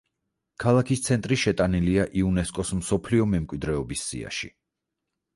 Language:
Georgian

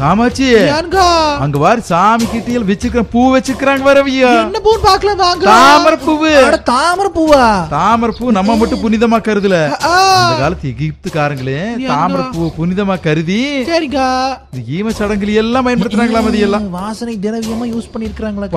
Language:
Tamil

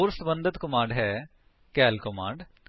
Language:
Punjabi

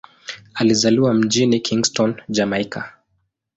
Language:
Swahili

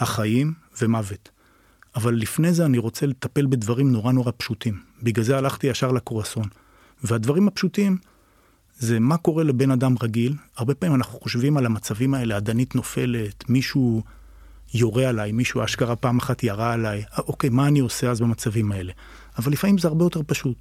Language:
Hebrew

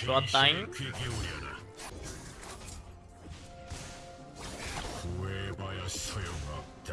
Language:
Korean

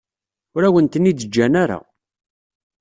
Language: Kabyle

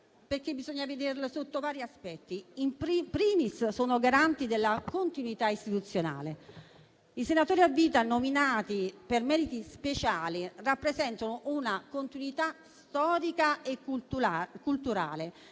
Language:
Italian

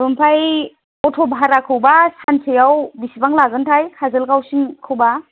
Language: Bodo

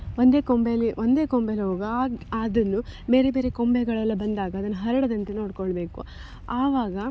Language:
Kannada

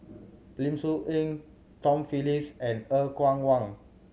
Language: English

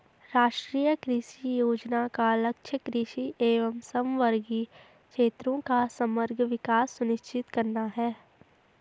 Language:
Hindi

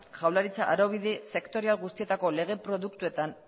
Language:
Basque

